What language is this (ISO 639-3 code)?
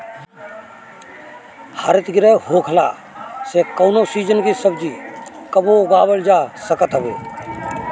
bho